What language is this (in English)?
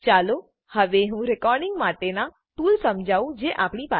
Gujarati